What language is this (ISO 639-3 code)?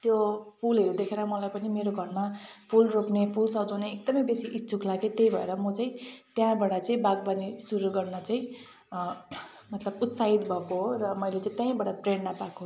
nep